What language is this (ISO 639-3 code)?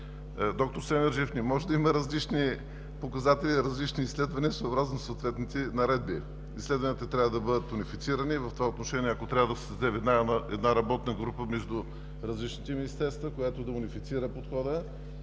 bul